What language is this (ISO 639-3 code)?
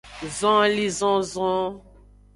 ajg